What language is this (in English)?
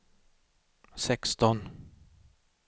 Swedish